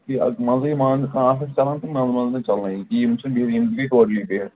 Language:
Kashmiri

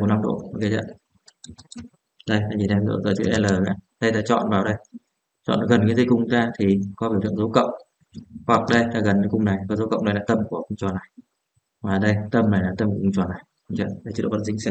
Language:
Vietnamese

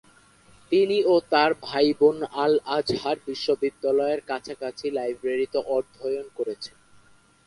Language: Bangla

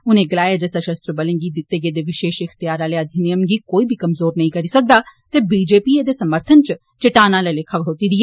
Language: Dogri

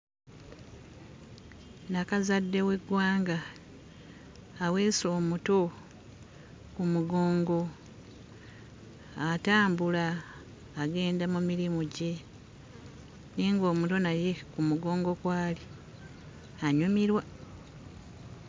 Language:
Ganda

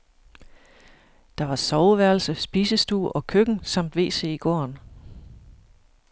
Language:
Danish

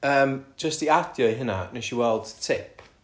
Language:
Welsh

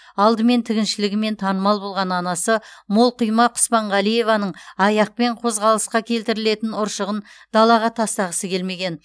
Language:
Kazakh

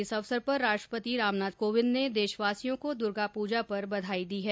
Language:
Hindi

